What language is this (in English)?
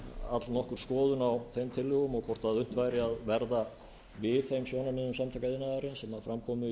Icelandic